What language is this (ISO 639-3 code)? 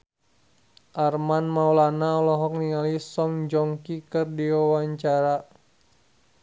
sun